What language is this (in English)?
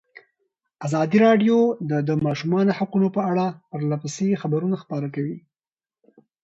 Pashto